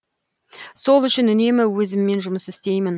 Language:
Kazakh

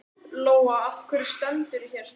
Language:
Icelandic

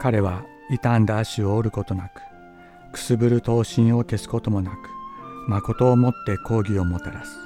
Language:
Japanese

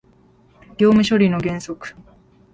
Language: Japanese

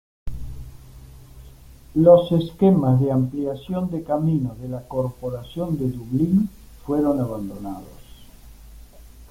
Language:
Spanish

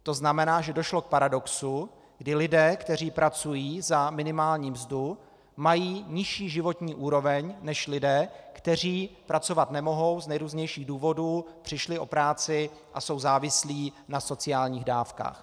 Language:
Czech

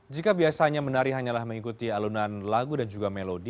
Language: Indonesian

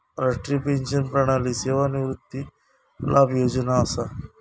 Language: Marathi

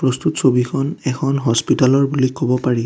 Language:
Assamese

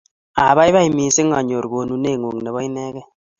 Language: Kalenjin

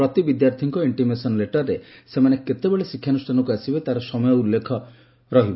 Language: Odia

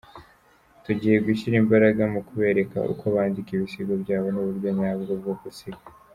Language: Kinyarwanda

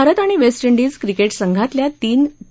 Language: Marathi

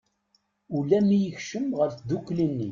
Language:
Kabyle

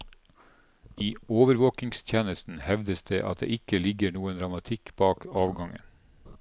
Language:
Norwegian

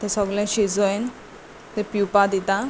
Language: Konkani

